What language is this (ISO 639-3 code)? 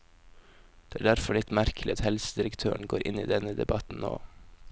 nor